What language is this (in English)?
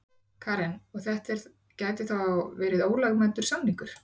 Icelandic